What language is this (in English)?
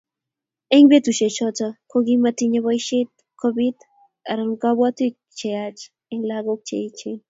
Kalenjin